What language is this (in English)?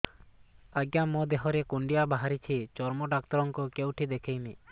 Odia